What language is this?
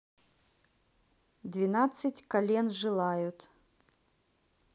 Russian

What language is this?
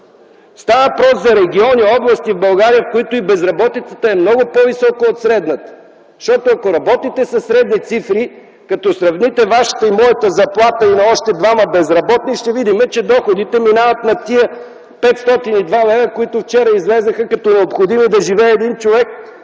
Bulgarian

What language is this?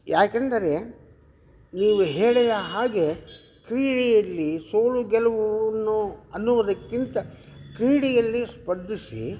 Kannada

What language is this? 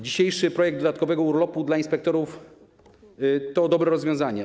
Polish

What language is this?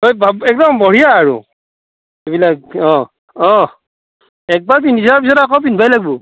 Assamese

